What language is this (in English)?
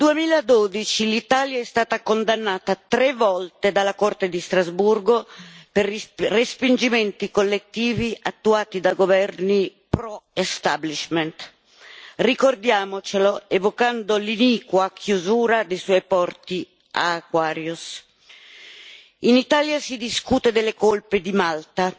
Italian